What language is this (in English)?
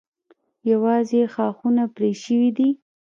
Pashto